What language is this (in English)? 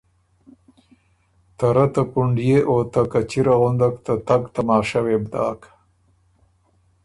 Ormuri